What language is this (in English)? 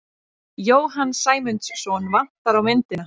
Icelandic